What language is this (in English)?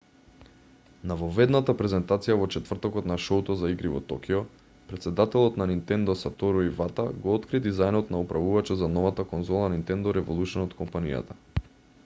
Macedonian